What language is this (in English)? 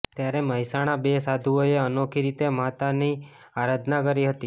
Gujarati